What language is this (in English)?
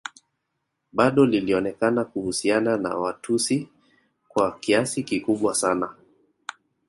Swahili